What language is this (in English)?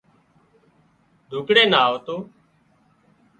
Wadiyara Koli